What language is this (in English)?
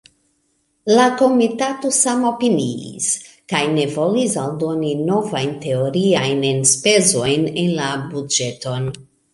Esperanto